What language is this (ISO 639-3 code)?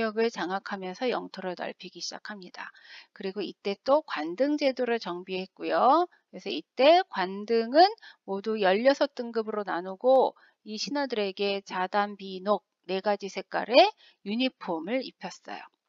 kor